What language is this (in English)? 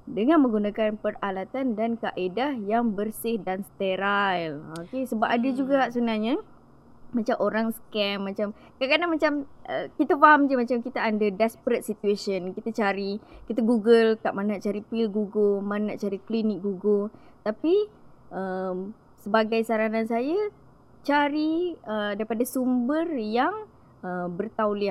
Malay